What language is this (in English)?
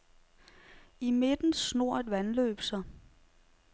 Danish